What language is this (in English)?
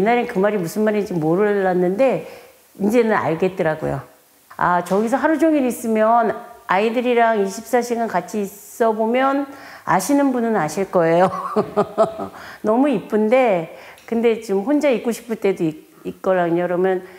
Korean